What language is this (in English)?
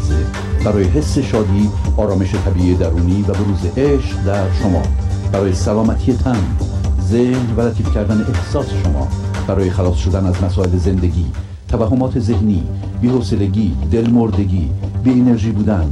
Persian